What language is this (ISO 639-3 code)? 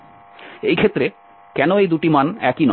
ben